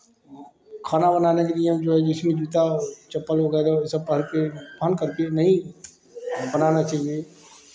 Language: Hindi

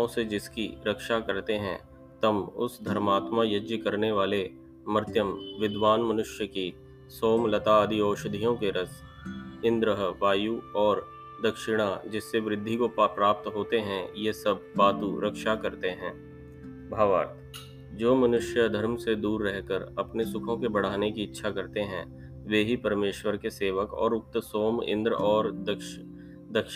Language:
Hindi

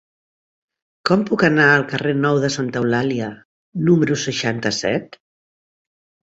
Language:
Catalan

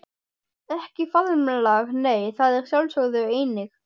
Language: Icelandic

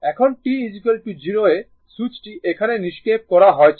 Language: Bangla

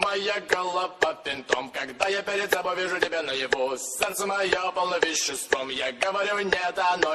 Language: Polish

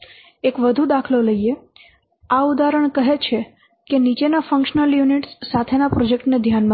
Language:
Gujarati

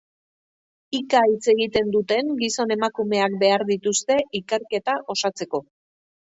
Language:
Basque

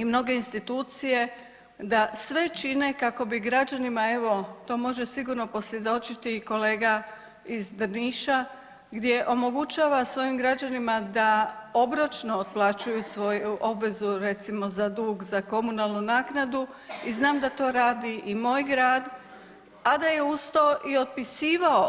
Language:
Croatian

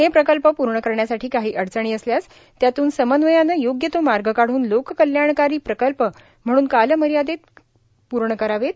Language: Marathi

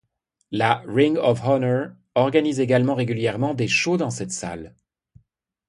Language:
French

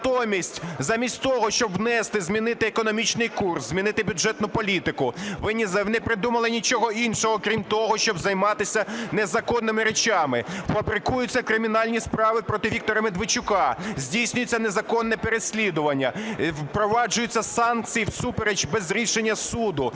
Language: Ukrainian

